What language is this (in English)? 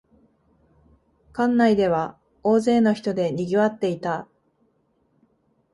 Japanese